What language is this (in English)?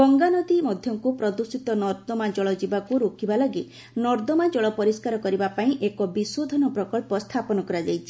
Odia